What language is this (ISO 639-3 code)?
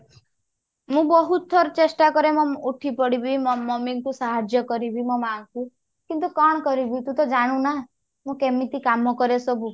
ori